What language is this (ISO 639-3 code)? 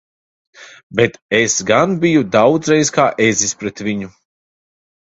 lav